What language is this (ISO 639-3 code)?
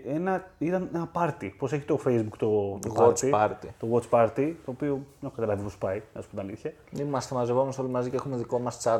ell